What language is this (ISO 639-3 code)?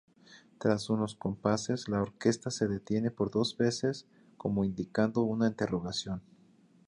spa